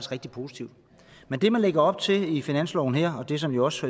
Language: Danish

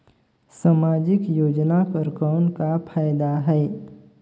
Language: Chhattisgarhi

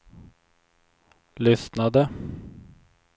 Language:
Swedish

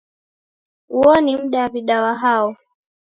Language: Taita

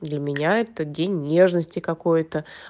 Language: Russian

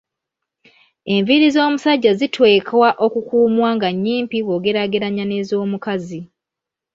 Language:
Ganda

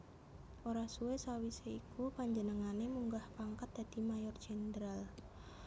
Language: Javanese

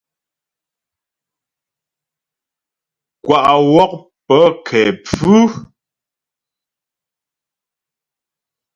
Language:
Ghomala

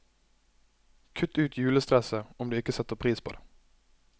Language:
Norwegian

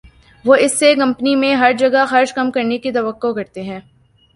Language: Urdu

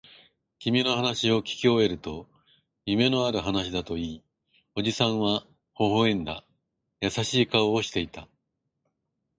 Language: Japanese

